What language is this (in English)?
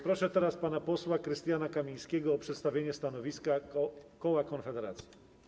Polish